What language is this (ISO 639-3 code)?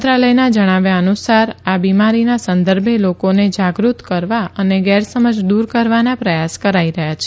guj